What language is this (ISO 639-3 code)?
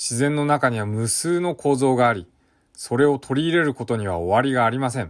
jpn